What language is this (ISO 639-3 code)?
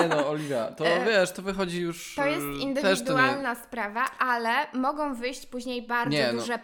pol